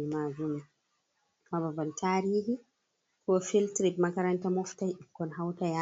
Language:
Fula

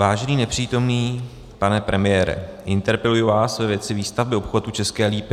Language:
Czech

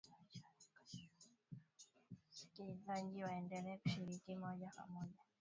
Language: Swahili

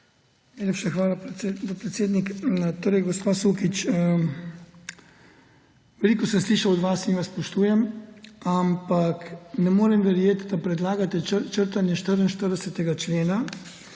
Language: Slovenian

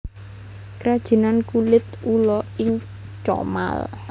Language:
Javanese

